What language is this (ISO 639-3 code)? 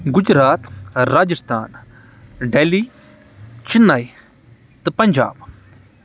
kas